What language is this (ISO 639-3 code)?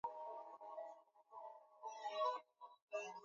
swa